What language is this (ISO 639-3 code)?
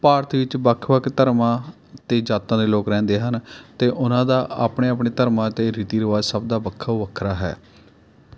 pan